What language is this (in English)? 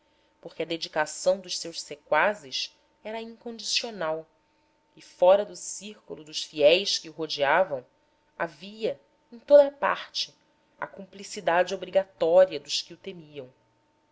Portuguese